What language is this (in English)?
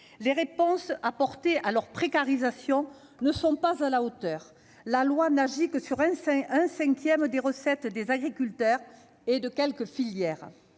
French